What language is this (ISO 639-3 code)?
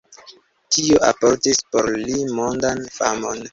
epo